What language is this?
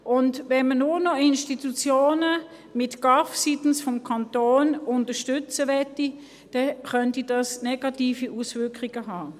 Swiss German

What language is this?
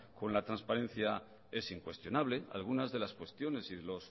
Spanish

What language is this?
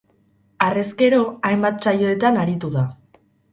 Basque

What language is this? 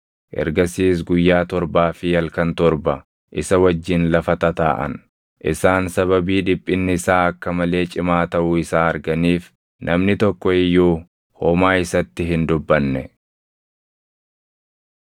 Oromo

